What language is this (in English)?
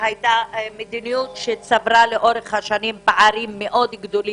Hebrew